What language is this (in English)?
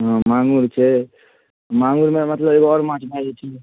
Maithili